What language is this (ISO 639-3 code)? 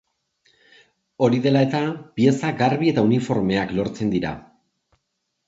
eus